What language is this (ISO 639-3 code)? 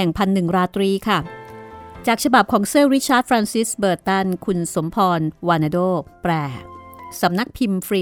tha